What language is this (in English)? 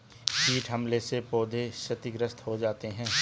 Hindi